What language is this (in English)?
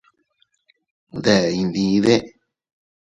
Teutila Cuicatec